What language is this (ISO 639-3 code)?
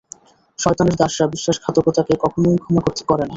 ben